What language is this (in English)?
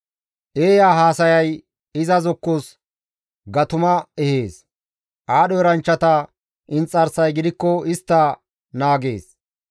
Gamo